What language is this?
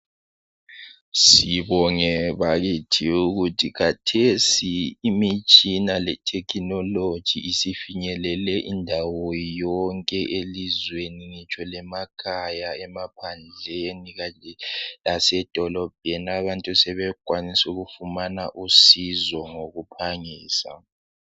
North Ndebele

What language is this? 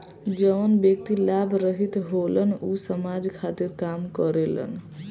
Bhojpuri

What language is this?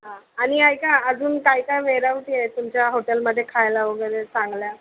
Marathi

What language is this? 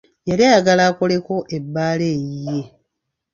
Ganda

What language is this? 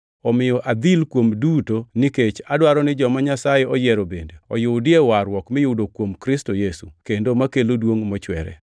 Luo (Kenya and Tanzania)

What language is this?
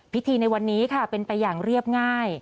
Thai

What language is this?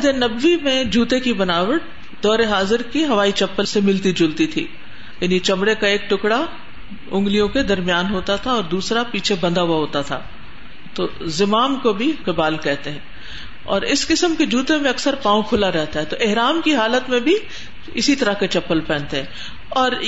Urdu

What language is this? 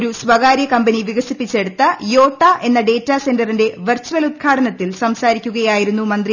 Malayalam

